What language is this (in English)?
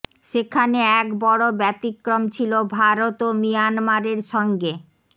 Bangla